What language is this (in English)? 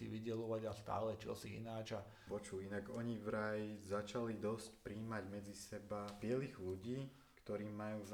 Slovak